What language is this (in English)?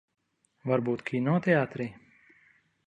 Latvian